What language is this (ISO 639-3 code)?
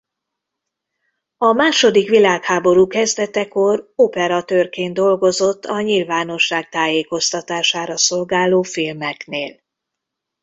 hun